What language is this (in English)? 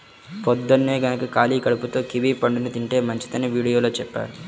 Telugu